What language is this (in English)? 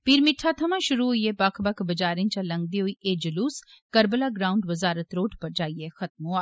Dogri